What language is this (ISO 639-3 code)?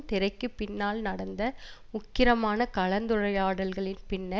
tam